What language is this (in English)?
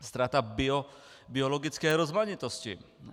Czech